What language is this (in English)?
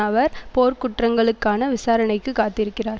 Tamil